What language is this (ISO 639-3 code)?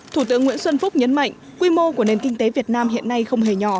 vie